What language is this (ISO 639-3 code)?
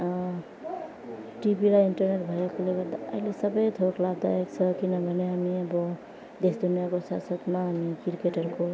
nep